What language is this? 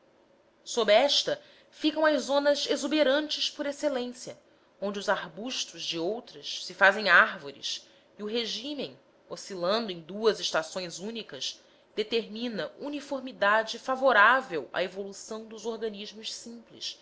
Portuguese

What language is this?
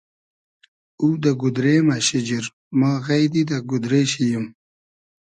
Hazaragi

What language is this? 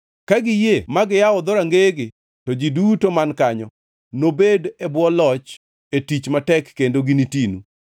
Luo (Kenya and Tanzania)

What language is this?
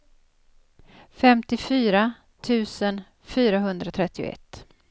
Swedish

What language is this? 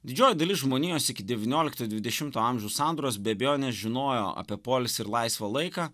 Lithuanian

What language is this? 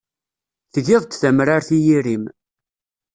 Kabyle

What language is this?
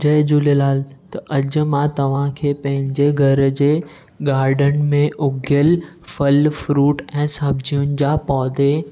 Sindhi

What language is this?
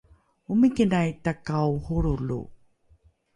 Rukai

